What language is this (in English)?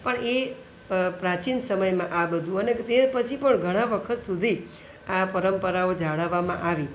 Gujarati